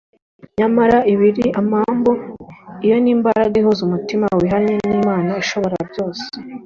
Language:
Kinyarwanda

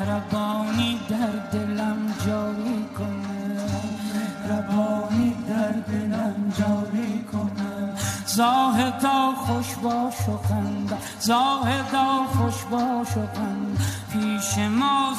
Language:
Persian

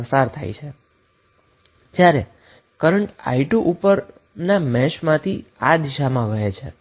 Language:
Gujarati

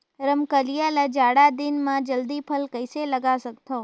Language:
Chhattisgarhi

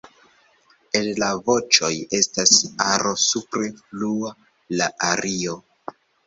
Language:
Esperanto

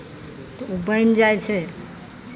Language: Maithili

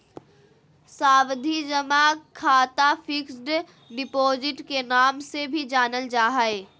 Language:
Magahi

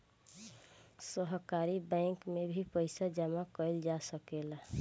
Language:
Bhojpuri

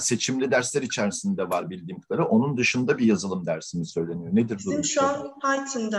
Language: Turkish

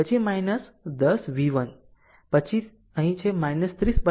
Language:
Gujarati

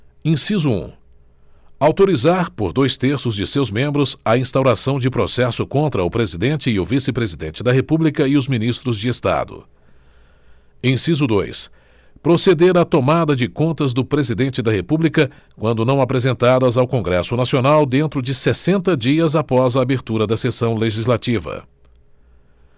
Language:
Portuguese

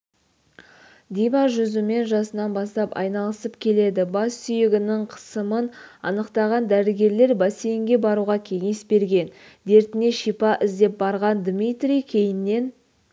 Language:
Kazakh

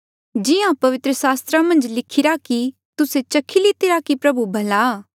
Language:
Mandeali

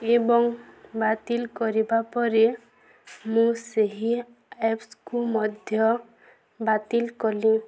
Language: Odia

